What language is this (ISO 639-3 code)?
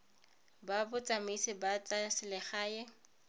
tsn